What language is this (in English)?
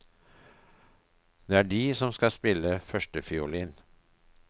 Norwegian